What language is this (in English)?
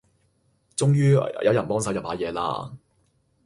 Cantonese